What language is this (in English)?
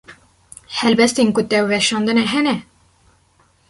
Kurdish